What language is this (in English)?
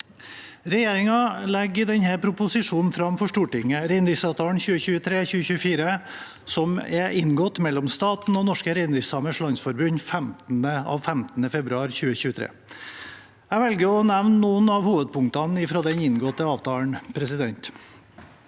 Norwegian